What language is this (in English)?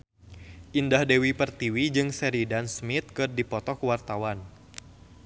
Sundanese